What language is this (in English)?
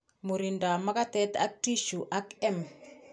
Kalenjin